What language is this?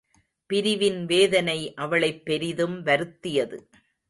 Tamil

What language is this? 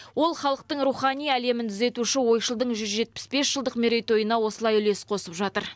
Kazakh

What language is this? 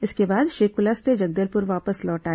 Hindi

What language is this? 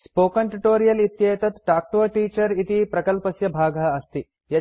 Sanskrit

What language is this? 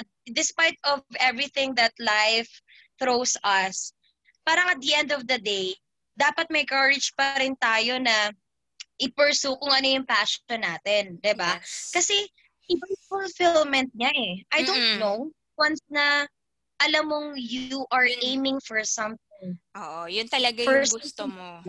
Filipino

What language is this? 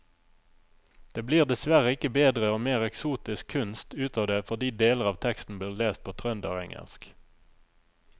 Norwegian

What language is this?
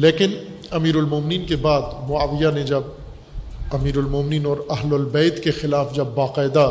Urdu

